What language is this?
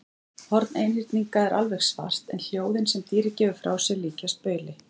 Icelandic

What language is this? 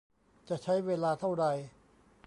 Thai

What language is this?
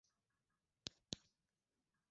Swahili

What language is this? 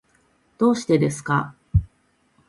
Japanese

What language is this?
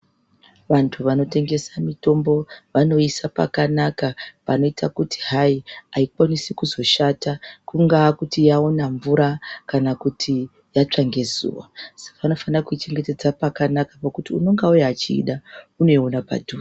Ndau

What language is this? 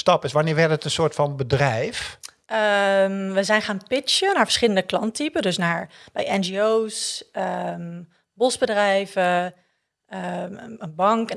Dutch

